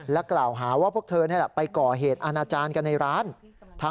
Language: Thai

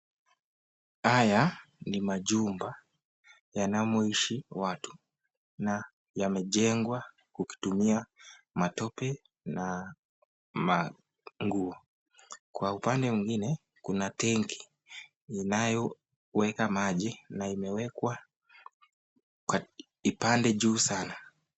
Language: Swahili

